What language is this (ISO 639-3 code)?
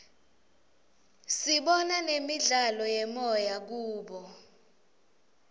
ssw